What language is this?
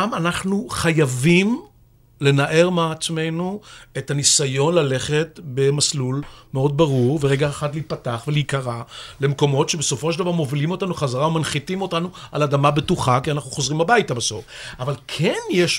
Hebrew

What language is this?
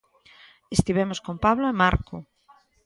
Galician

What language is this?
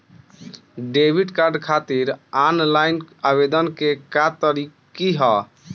Bhojpuri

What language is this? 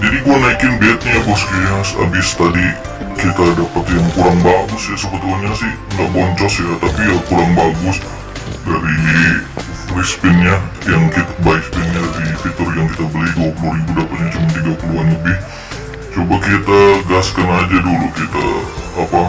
Indonesian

